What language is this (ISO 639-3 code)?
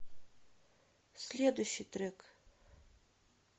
rus